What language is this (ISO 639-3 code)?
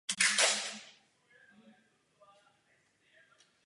ces